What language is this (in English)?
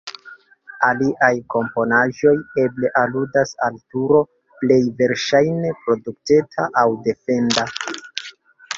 Esperanto